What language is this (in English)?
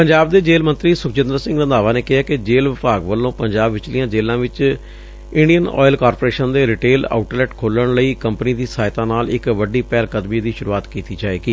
Punjabi